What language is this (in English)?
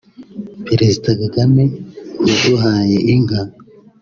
Kinyarwanda